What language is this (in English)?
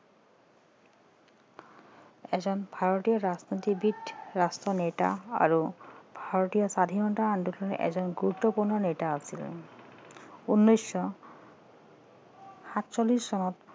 Assamese